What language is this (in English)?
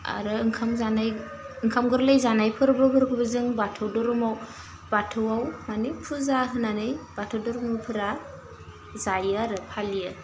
Bodo